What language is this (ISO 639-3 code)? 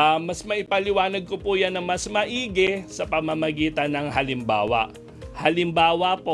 fil